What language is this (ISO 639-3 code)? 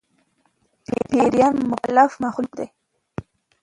pus